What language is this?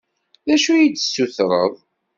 Kabyle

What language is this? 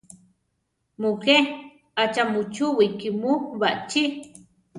Central Tarahumara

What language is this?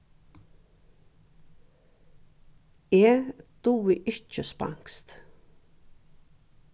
Faroese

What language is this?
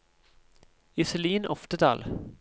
Norwegian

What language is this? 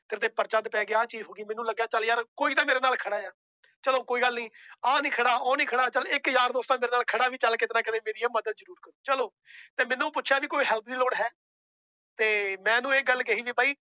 Punjabi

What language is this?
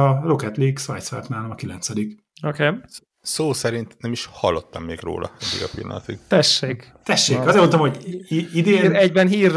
Hungarian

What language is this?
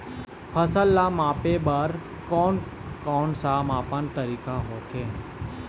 Chhattisgarhi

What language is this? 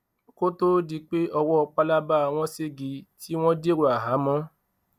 Yoruba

